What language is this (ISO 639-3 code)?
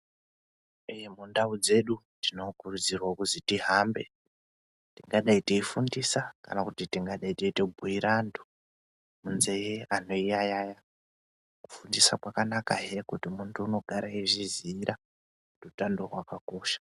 ndc